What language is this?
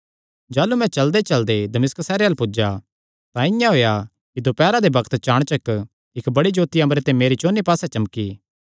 Kangri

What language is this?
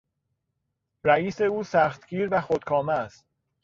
Persian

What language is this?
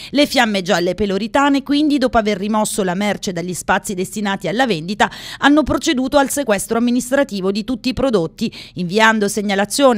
Italian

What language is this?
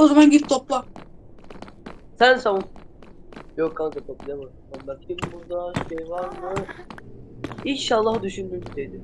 Turkish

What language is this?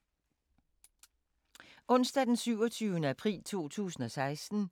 Danish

